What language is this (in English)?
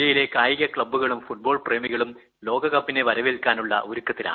Malayalam